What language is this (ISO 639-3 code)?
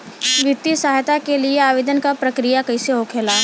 bho